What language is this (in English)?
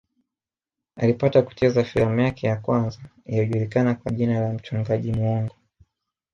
Swahili